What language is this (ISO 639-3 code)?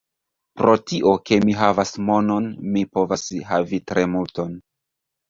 epo